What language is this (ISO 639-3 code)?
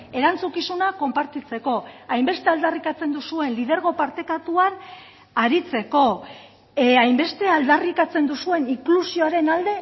eus